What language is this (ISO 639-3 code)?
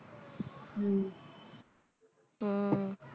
pan